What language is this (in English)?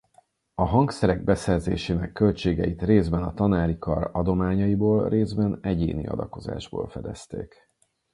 Hungarian